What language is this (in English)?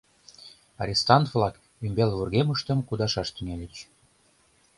Mari